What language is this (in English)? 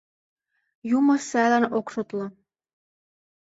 Mari